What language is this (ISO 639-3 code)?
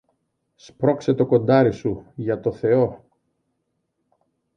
ell